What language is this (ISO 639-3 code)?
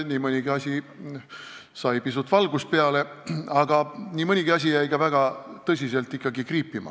est